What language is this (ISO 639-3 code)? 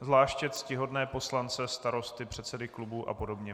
ces